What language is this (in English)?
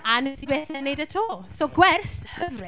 Welsh